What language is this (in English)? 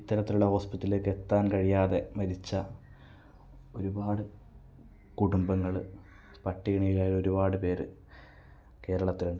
Malayalam